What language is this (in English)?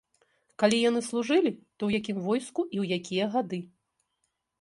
Belarusian